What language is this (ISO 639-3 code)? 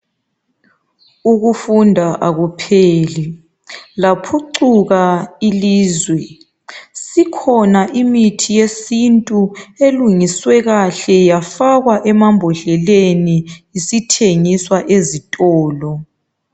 nde